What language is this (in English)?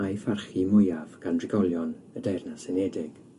Welsh